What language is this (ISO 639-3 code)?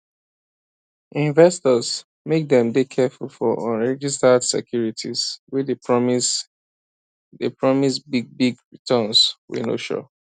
pcm